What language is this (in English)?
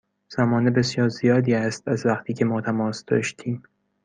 Persian